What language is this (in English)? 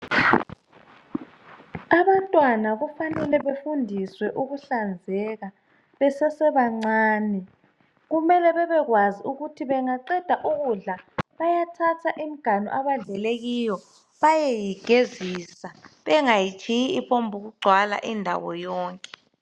North Ndebele